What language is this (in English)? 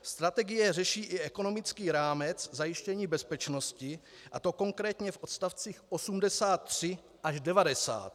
Czech